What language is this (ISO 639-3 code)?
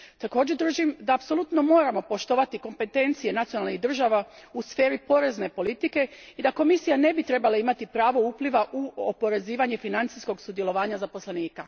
hrv